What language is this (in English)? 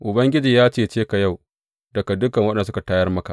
Hausa